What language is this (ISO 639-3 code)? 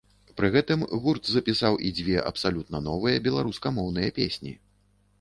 bel